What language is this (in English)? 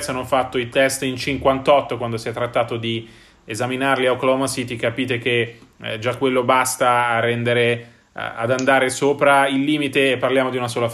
Italian